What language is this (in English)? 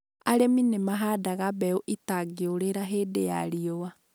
Kikuyu